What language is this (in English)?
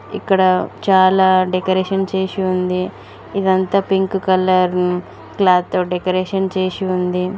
Telugu